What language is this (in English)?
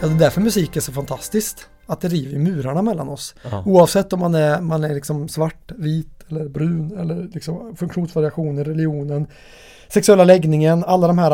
Swedish